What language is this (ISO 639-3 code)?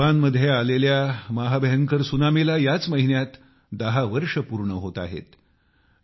mar